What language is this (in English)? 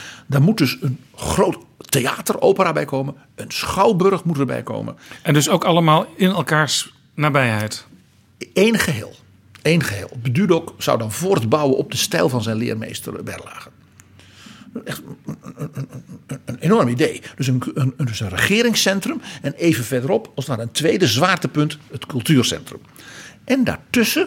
Dutch